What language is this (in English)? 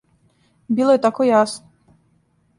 Serbian